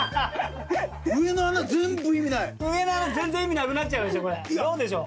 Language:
Japanese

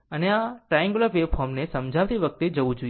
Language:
Gujarati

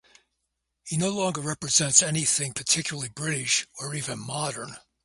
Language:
English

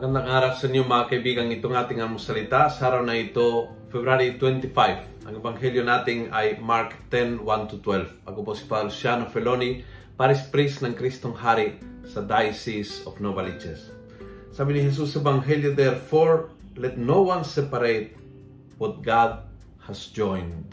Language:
Filipino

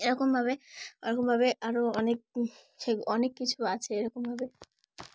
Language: Bangla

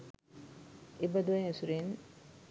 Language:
Sinhala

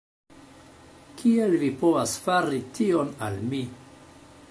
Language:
Esperanto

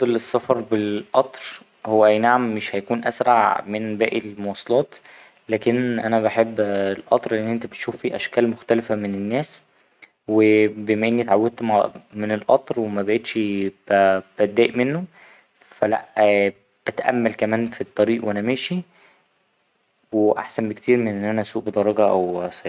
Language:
Egyptian Arabic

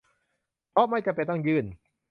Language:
Thai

